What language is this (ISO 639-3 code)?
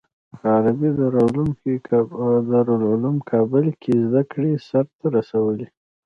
pus